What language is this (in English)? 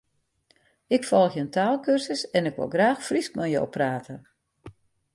Western Frisian